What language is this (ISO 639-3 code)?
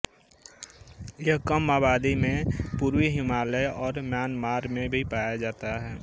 hin